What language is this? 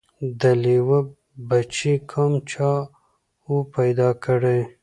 Pashto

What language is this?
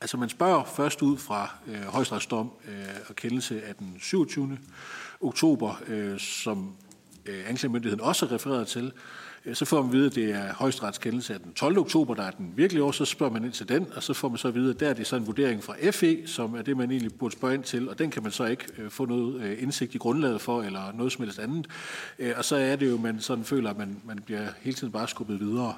Danish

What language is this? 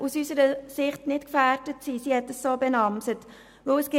Swiss German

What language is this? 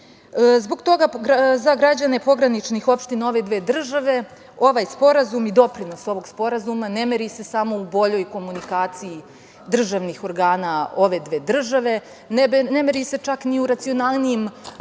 Serbian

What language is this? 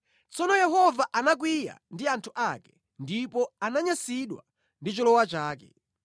Nyanja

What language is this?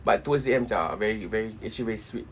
English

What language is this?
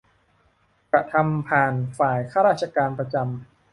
Thai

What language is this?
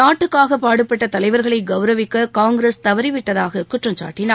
Tamil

